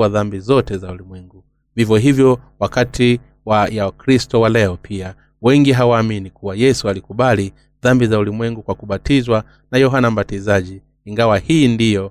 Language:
Swahili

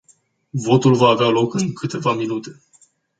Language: Romanian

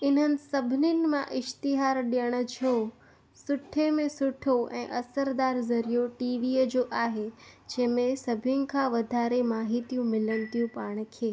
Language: Sindhi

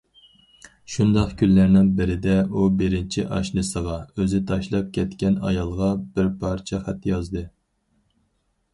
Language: Uyghur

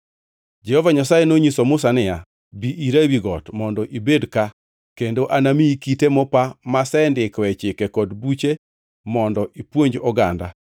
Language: Luo (Kenya and Tanzania)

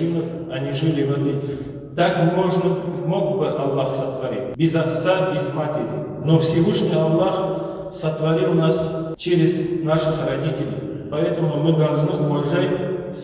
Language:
Russian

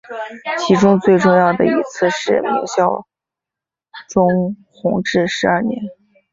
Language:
Chinese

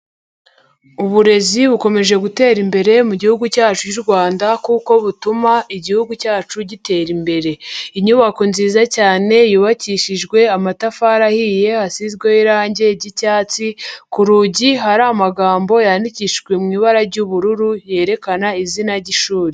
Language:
Kinyarwanda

